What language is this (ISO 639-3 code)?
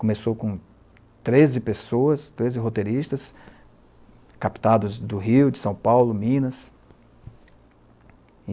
por